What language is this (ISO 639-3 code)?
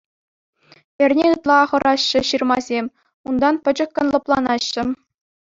chv